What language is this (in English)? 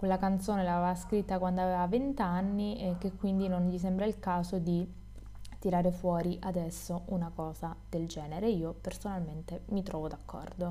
Italian